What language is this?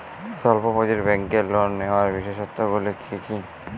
Bangla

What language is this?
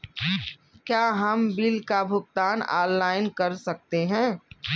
Hindi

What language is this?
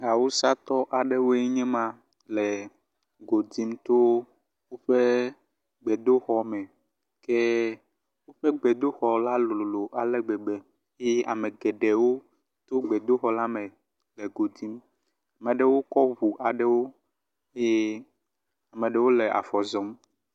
Ewe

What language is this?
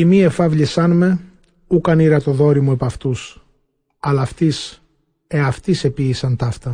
Greek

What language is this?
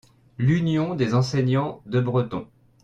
French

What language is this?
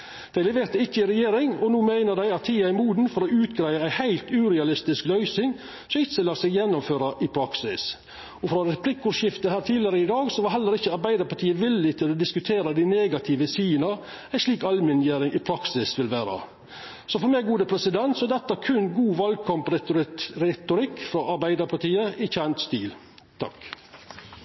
Norwegian Nynorsk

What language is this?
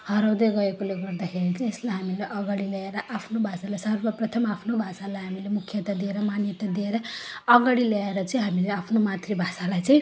Nepali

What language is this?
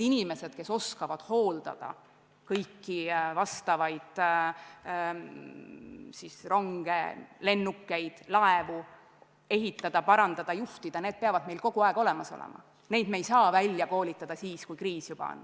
Estonian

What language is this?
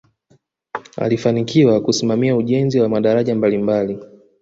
Swahili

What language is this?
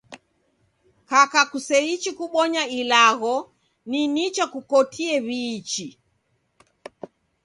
Taita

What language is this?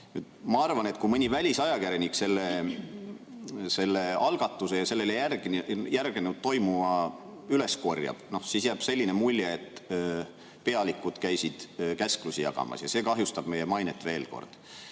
Estonian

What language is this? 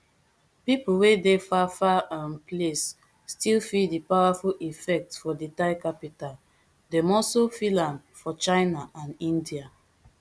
Nigerian Pidgin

